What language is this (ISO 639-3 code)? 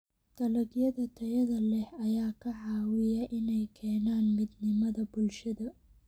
som